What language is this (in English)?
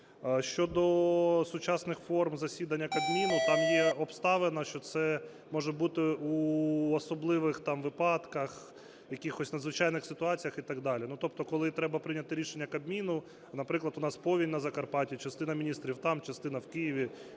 Ukrainian